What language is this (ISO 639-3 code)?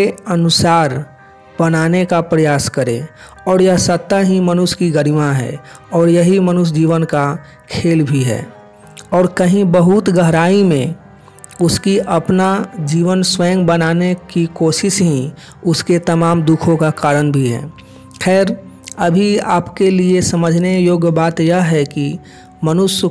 hin